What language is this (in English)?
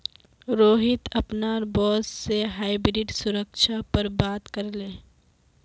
Magahi